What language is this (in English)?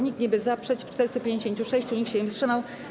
Polish